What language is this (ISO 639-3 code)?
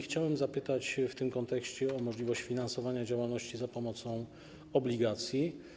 pol